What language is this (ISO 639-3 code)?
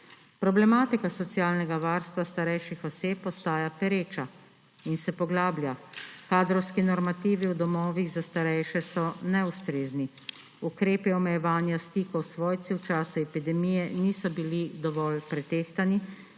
slv